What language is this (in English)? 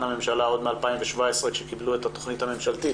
Hebrew